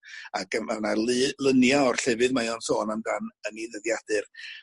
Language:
Welsh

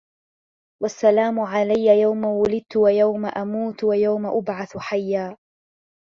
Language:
Arabic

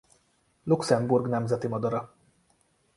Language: Hungarian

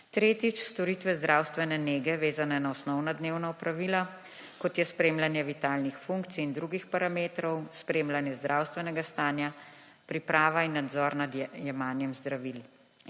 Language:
Slovenian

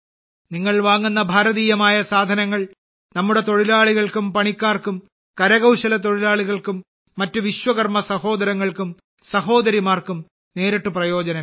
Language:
Malayalam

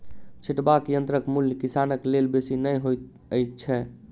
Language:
Maithili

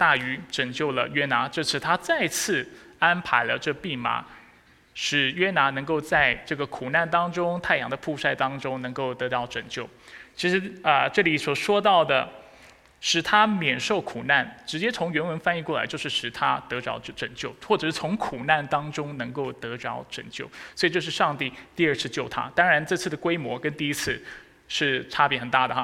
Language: Chinese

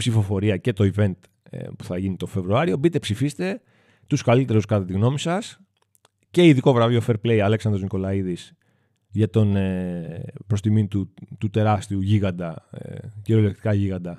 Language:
Greek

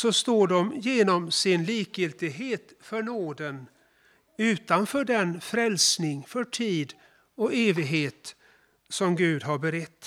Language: Swedish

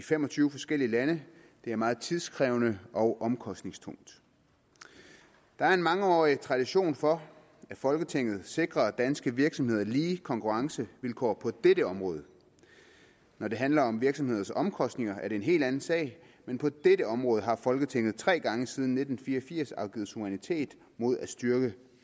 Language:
Danish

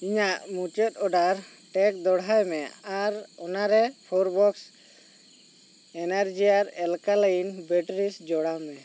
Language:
Santali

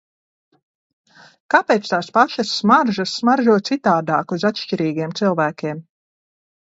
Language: Latvian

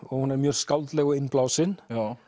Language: Icelandic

